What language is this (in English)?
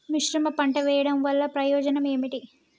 Telugu